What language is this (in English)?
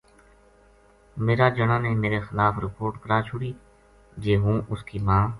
Gujari